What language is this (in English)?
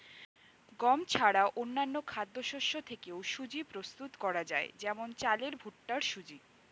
Bangla